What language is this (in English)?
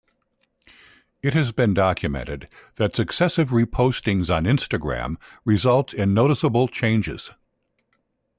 English